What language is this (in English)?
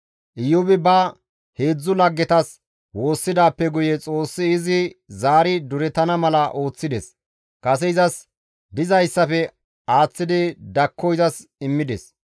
Gamo